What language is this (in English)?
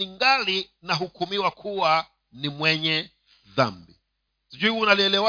Swahili